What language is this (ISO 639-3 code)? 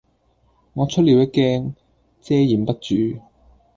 yue